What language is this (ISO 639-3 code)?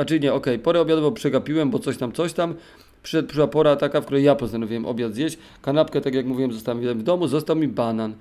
pol